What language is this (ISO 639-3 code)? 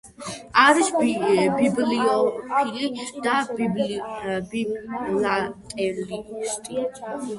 kat